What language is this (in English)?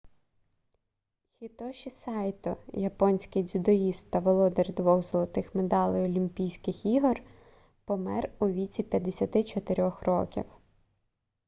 Ukrainian